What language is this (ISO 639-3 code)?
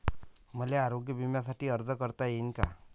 mar